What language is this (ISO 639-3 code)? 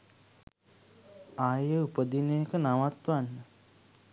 sin